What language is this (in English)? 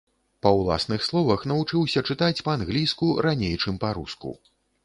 Belarusian